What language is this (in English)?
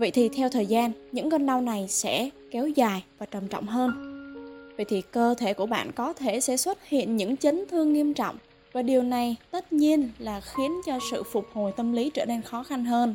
Vietnamese